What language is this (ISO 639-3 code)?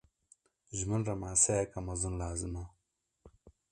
kur